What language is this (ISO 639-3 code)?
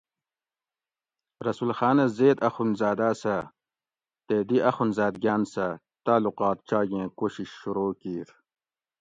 gwc